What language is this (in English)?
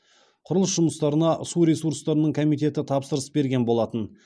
Kazakh